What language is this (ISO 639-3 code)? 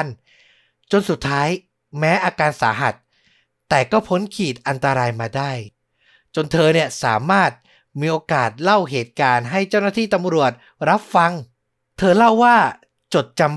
tha